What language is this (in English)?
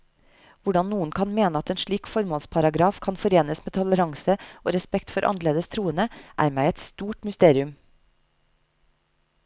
Norwegian